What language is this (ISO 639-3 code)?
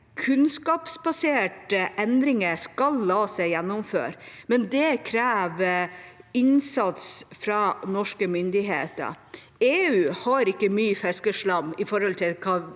nor